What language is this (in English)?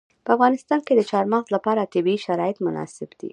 Pashto